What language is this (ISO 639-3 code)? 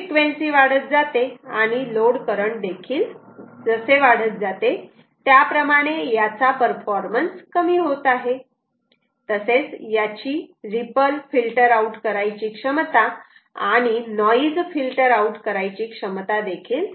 mar